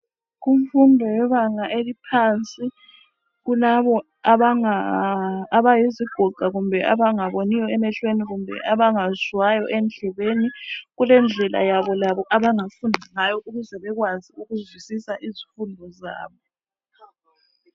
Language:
North Ndebele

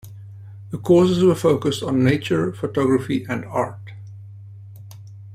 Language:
English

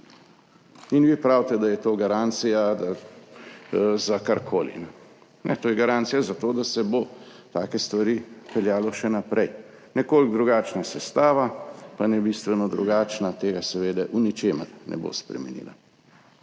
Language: Slovenian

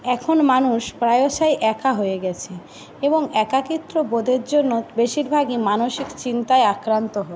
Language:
Bangla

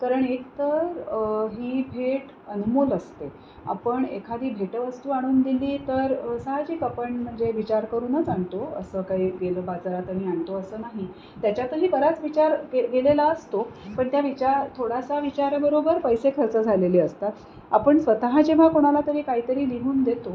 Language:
Marathi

